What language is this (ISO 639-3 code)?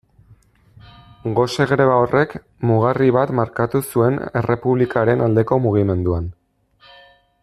eus